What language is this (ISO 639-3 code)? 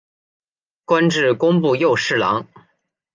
zho